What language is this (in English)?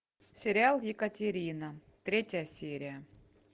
Russian